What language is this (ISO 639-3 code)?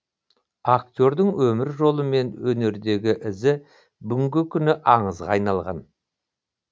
kaz